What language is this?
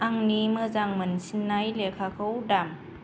Bodo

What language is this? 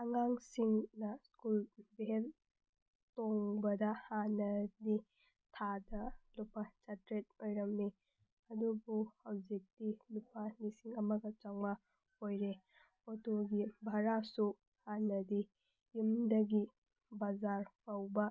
Manipuri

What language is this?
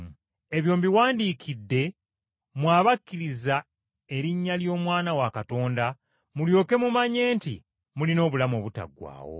Ganda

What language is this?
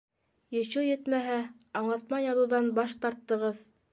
Bashkir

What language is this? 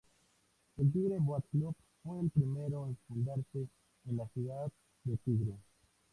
Spanish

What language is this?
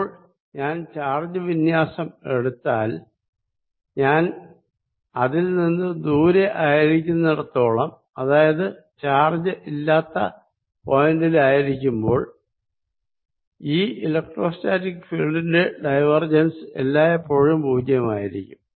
Malayalam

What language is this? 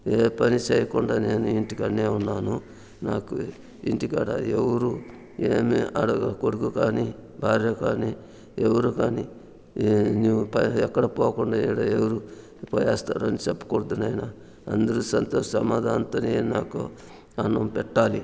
Telugu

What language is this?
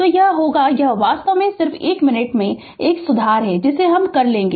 Hindi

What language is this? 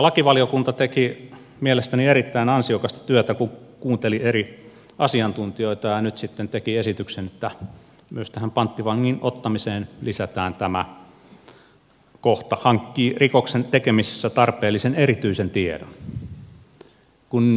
Finnish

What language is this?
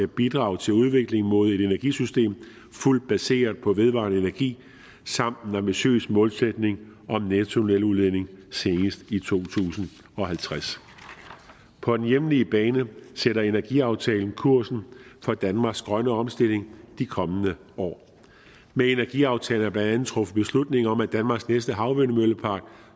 Danish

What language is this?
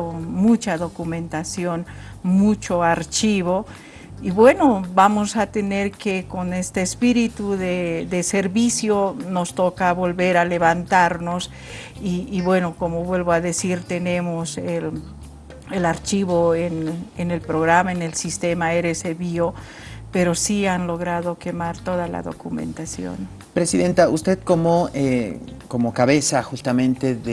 Spanish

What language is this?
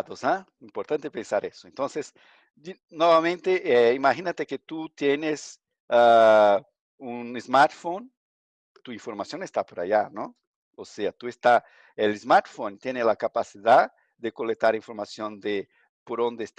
Spanish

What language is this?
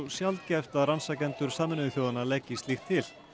Icelandic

